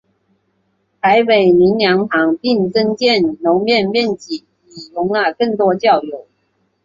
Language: Chinese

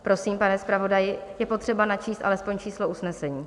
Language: Czech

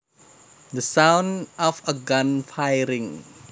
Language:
Javanese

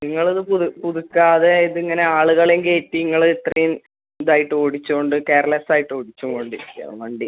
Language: Malayalam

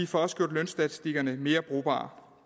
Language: Danish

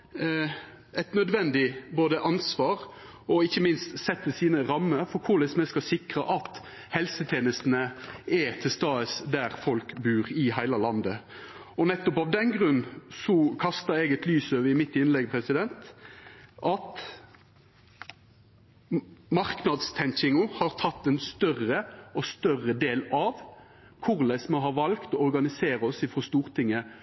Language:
Norwegian Nynorsk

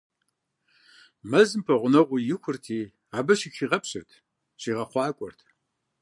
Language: Kabardian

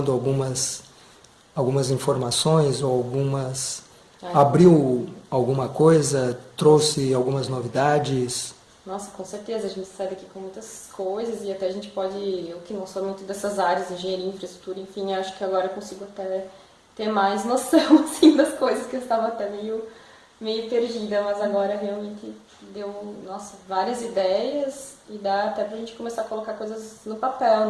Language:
Portuguese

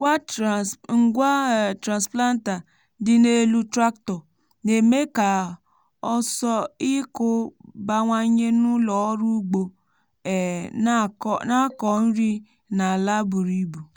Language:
Igbo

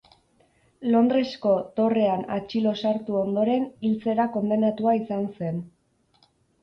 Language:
Basque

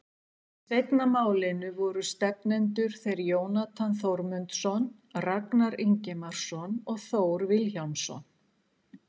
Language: Icelandic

